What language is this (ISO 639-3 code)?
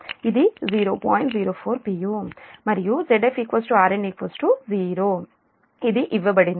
tel